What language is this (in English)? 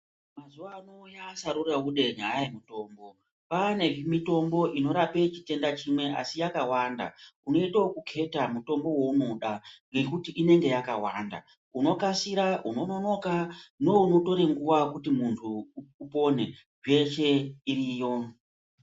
Ndau